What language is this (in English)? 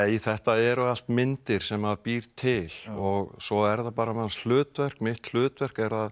Icelandic